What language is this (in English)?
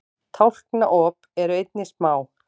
Icelandic